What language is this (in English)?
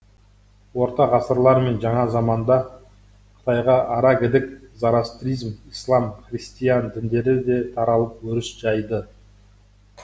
Kazakh